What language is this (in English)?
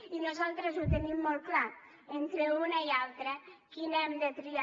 Catalan